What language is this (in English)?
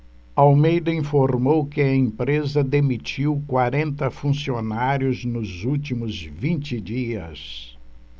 Portuguese